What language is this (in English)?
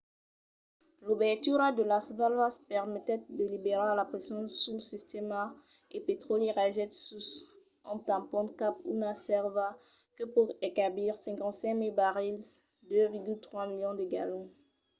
Occitan